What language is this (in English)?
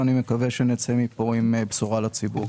Hebrew